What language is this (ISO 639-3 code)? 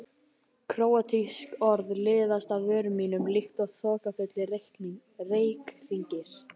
isl